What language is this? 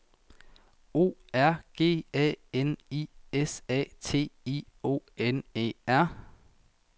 Danish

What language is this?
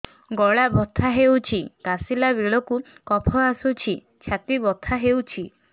Odia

